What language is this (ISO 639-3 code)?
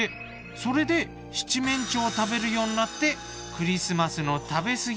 jpn